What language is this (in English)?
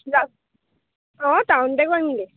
Assamese